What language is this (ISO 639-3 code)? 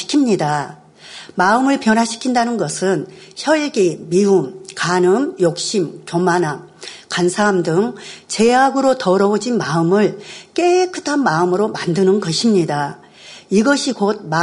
kor